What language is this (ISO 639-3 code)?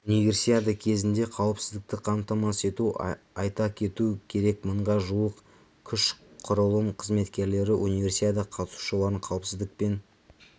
kaz